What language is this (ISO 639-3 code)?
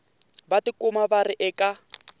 tso